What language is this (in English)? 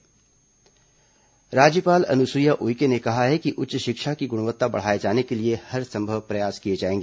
Hindi